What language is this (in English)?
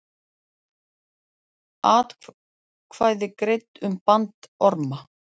Icelandic